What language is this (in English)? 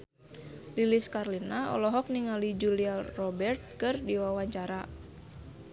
Sundanese